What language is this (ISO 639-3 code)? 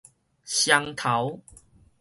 nan